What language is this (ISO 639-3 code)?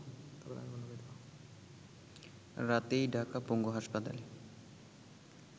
ben